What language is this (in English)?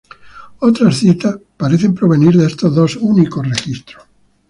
Spanish